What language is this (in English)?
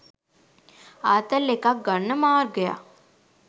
Sinhala